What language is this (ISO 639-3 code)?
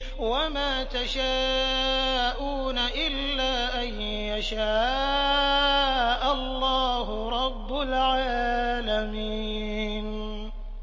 ara